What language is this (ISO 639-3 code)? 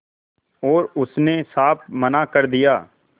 hin